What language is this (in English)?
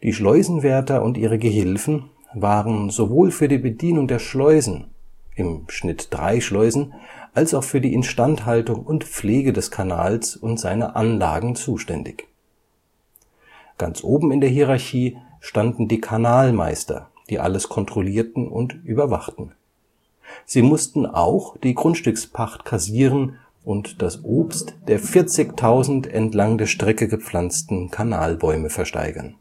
German